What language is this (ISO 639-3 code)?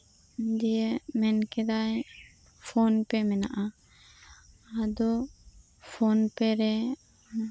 sat